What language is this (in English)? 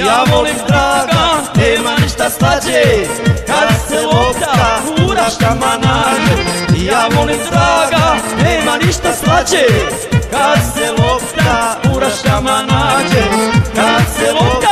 Croatian